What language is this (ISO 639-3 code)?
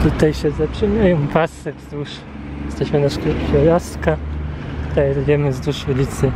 pol